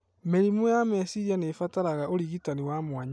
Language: Kikuyu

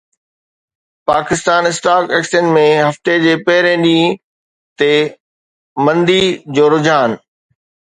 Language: Sindhi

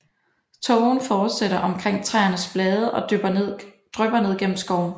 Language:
Danish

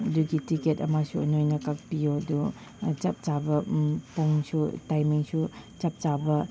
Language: Manipuri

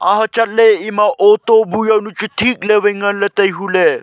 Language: Wancho Naga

